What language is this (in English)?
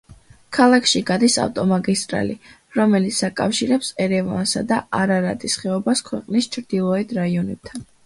Georgian